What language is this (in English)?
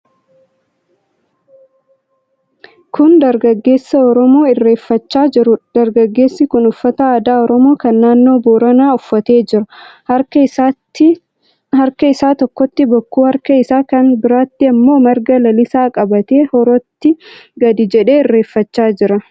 Oromo